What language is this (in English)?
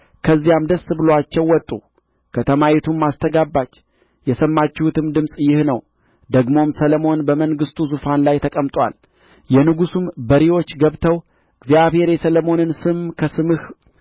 Amharic